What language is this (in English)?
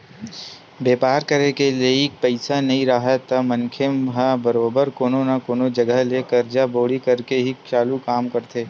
Chhattisgarhi